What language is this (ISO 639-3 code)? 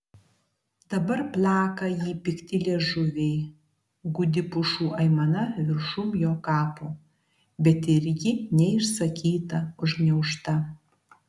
lit